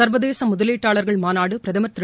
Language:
Tamil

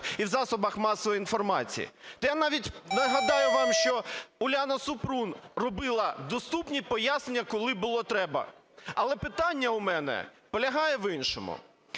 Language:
Ukrainian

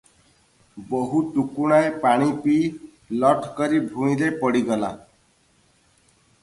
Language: Odia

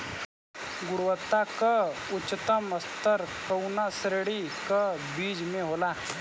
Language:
Bhojpuri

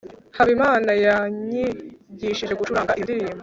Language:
Kinyarwanda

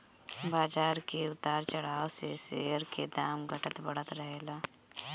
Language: Bhojpuri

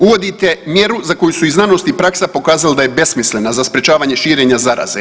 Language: Croatian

